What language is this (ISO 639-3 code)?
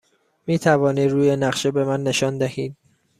fas